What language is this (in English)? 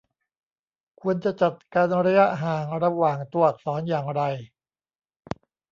Thai